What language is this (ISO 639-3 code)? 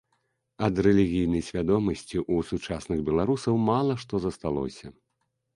bel